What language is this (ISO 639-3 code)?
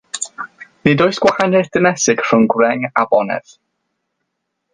cym